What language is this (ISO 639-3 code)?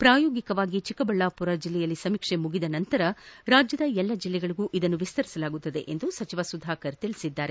kan